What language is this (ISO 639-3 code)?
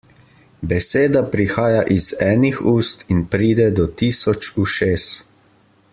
slv